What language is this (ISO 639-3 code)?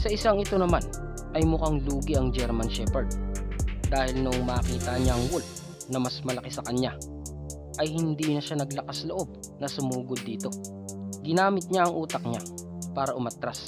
fil